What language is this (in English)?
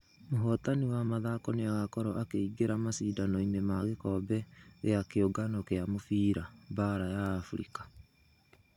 Kikuyu